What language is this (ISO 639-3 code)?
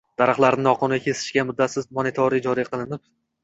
uzb